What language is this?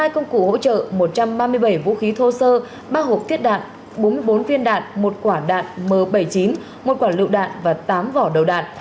Vietnamese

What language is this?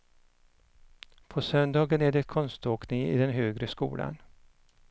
Swedish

